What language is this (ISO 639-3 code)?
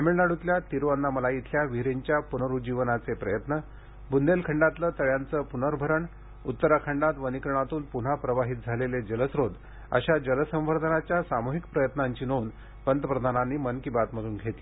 mar